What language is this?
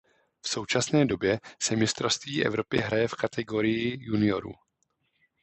Czech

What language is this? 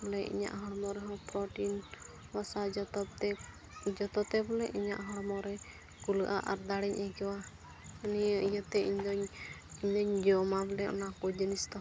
Santali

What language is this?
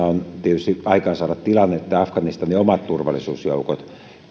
Finnish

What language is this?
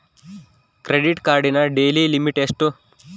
Kannada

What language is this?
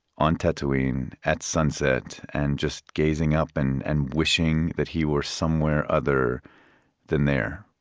English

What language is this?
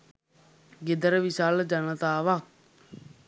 Sinhala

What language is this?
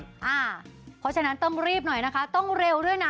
Thai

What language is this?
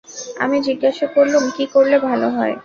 Bangla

